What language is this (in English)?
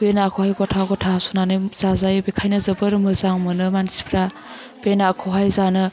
Bodo